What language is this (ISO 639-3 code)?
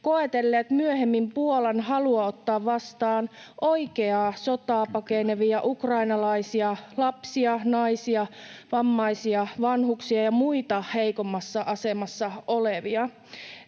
fin